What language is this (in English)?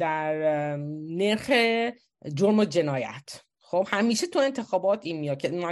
Persian